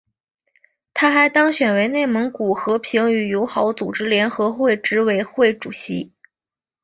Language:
Chinese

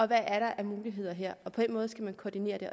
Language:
Danish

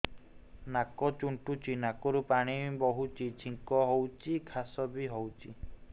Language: Odia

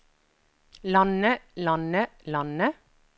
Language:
Norwegian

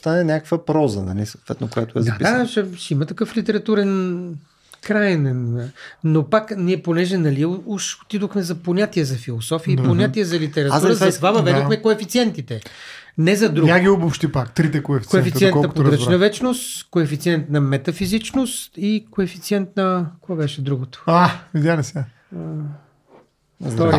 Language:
Bulgarian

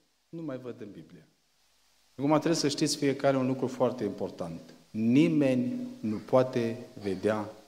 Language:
Romanian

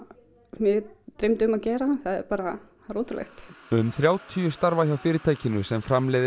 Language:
Icelandic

